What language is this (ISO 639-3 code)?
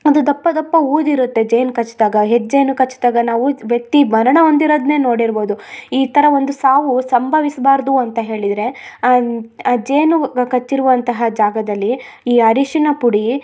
kan